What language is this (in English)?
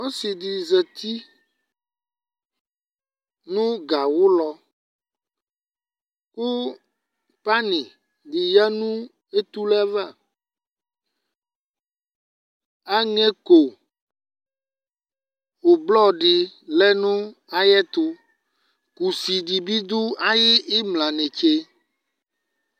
Ikposo